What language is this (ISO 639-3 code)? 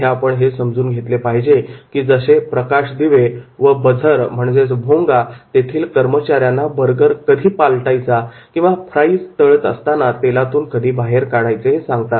mar